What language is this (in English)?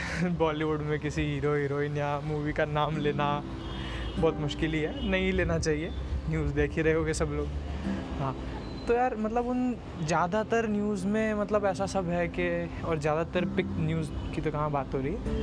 Hindi